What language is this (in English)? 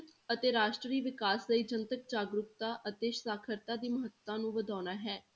Punjabi